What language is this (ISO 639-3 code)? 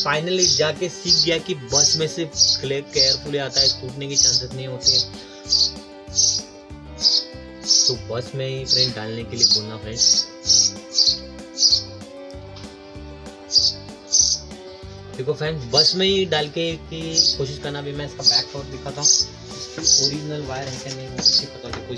hin